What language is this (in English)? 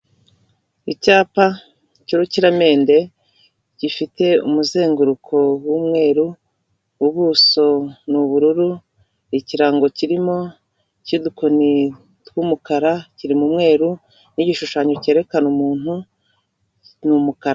Kinyarwanda